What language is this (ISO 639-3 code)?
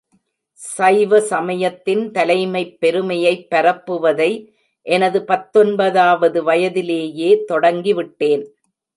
tam